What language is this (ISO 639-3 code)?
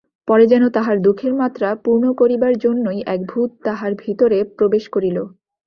ben